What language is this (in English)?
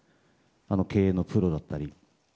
Japanese